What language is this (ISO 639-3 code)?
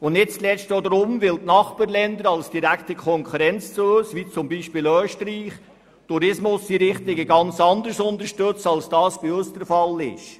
gsw